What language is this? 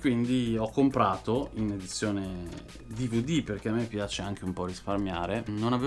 Italian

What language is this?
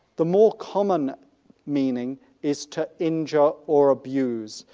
English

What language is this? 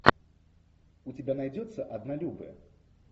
Russian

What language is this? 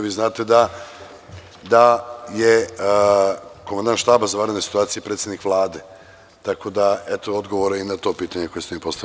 Serbian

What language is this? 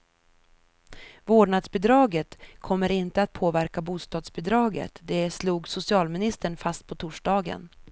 Swedish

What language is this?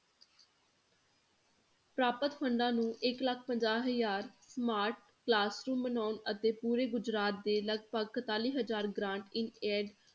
Punjabi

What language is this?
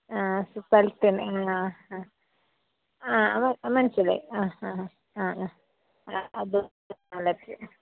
Malayalam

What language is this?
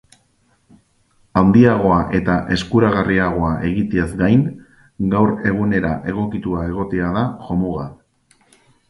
Basque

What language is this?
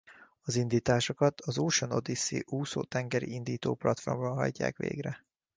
Hungarian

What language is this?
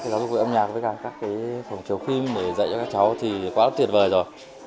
Vietnamese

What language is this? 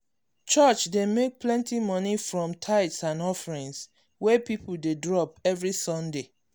Nigerian Pidgin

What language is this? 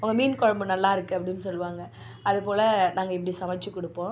Tamil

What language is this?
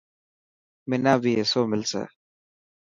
Dhatki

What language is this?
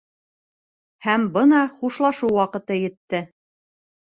Bashkir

